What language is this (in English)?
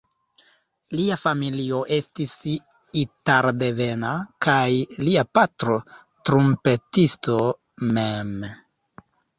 Esperanto